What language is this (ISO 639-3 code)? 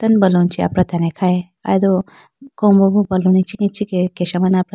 clk